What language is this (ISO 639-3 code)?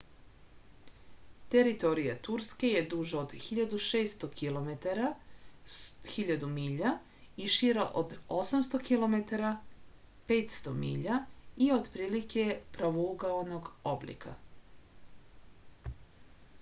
srp